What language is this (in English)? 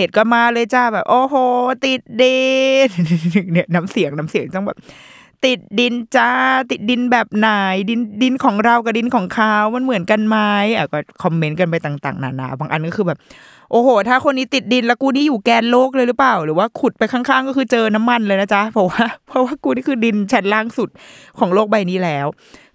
Thai